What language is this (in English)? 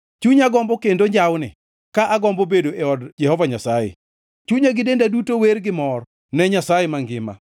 Luo (Kenya and Tanzania)